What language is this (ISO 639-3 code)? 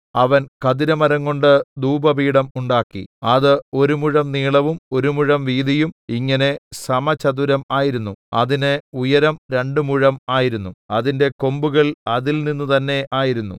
mal